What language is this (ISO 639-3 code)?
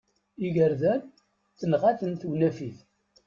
kab